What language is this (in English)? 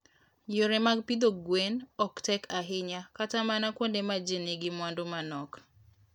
Luo (Kenya and Tanzania)